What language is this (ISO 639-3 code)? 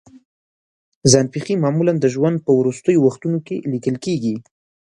pus